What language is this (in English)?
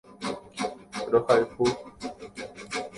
Guarani